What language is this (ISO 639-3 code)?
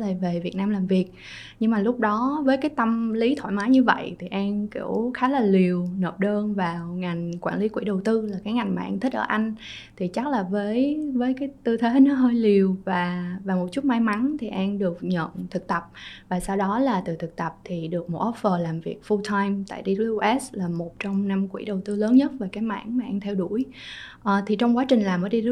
vie